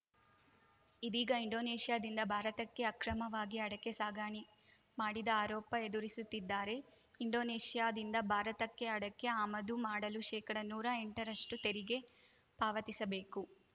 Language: Kannada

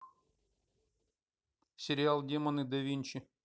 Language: Russian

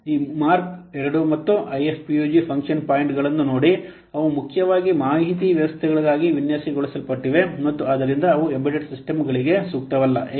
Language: Kannada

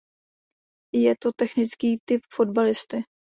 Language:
Czech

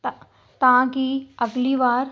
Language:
Punjabi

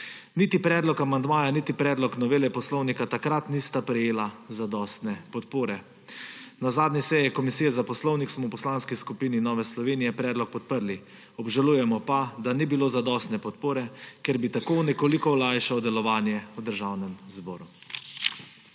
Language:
Slovenian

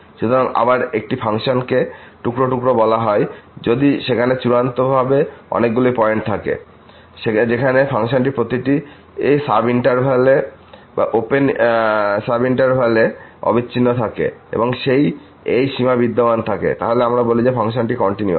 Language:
Bangla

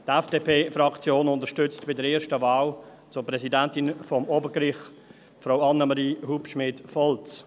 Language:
Swiss German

